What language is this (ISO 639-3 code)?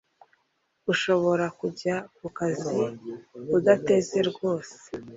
kin